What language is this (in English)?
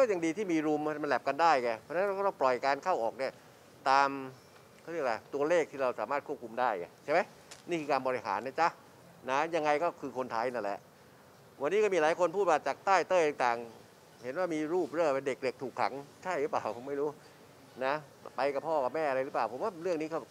Thai